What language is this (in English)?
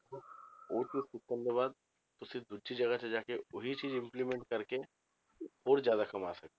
Punjabi